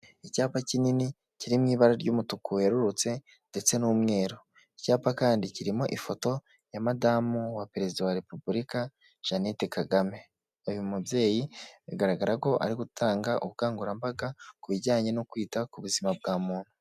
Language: Kinyarwanda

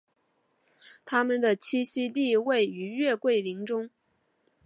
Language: Chinese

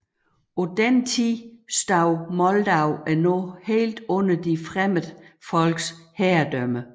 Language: Danish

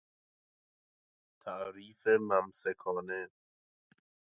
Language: Persian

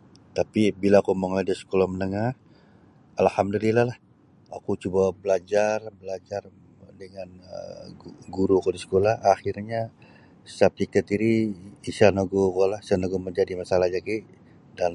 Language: Sabah Bisaya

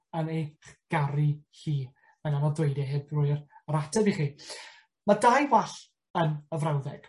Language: Welsh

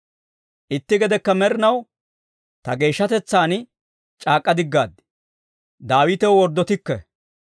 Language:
Dawro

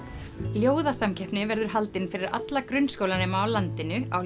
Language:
Icelandic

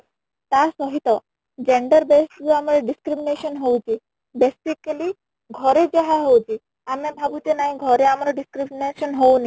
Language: Odia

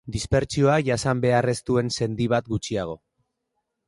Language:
Basque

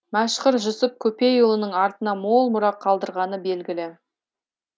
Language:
Kazakh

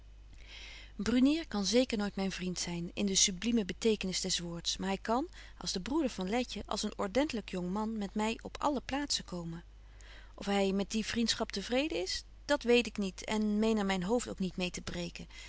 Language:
Dutch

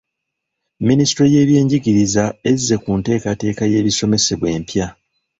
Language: Ganda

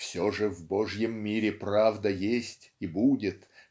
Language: Russian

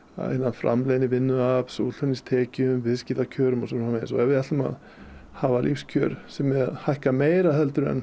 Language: Icelandic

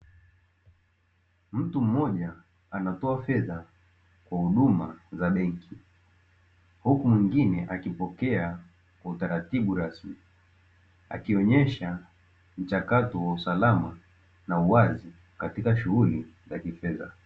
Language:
Swahili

